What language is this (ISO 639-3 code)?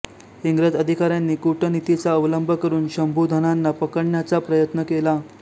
mar